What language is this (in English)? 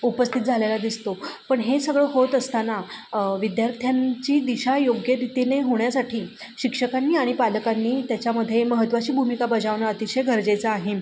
Marathi